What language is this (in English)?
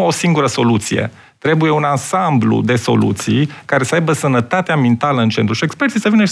Romanian